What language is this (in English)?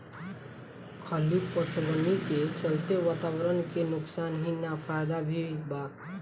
Bhojpuri